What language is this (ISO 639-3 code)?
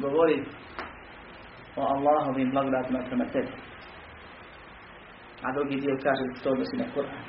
hrv